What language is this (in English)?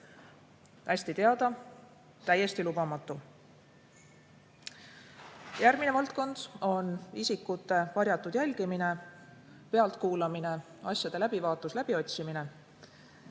Estonian